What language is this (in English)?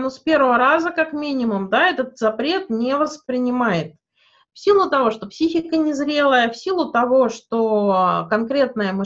Russian